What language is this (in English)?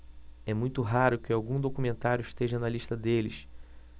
Portuguese